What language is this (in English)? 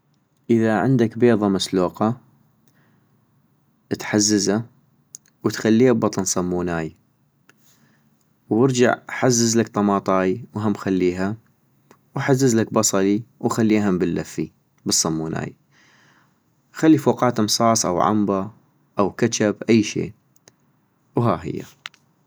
North Mesopotamian Arabic